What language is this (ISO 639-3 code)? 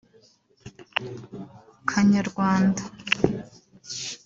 kin